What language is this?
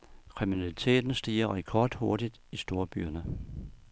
Danish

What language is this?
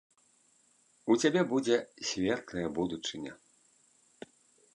Belarusian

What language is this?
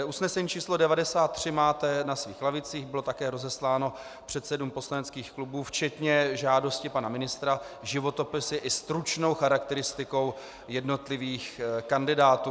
Czech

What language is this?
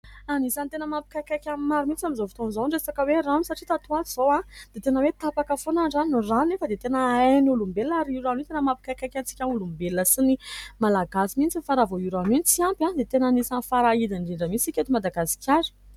Malagasy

